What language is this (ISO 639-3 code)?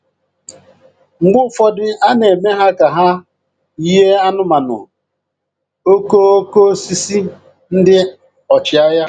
ibo